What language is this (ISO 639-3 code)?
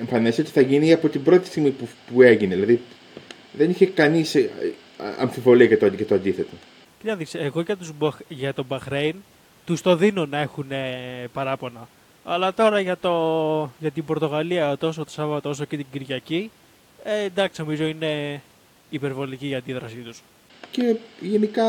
ell